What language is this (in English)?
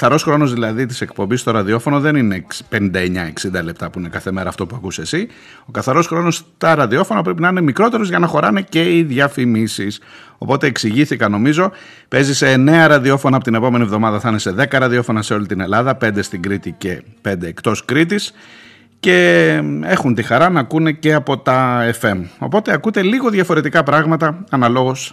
Greek